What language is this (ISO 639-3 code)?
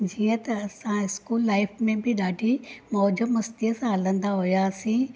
snd